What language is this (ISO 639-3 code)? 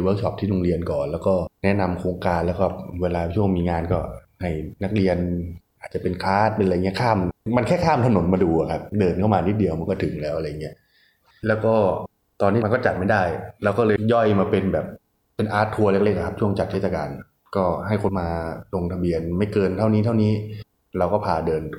tha